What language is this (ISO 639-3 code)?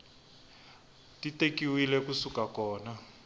tso